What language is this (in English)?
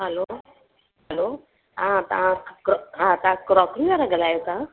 Sindhi